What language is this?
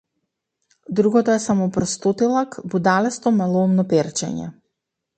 Macedonian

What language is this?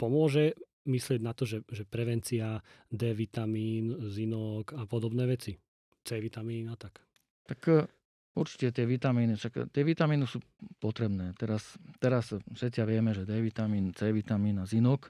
Slovak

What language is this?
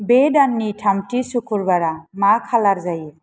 Bodo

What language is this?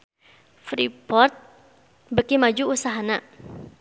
Sundanese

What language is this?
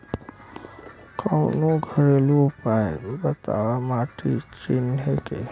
Bhojpuri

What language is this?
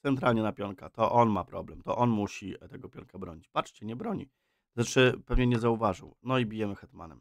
Polish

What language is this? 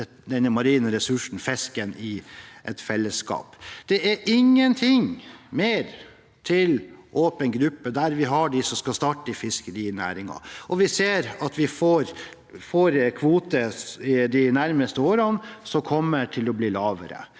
Norwegian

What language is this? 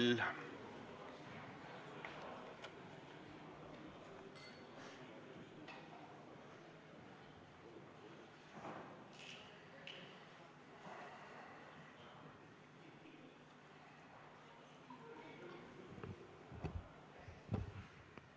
Estonian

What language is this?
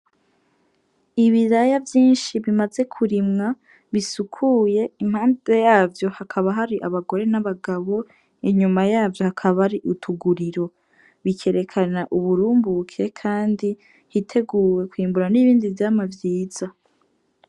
Rundi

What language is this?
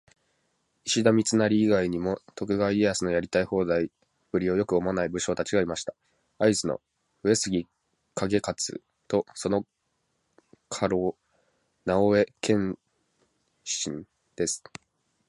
Japanese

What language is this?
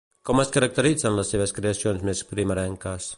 Catalan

